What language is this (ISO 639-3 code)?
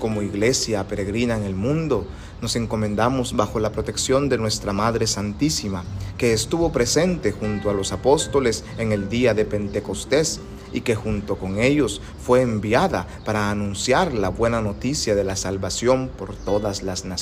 spa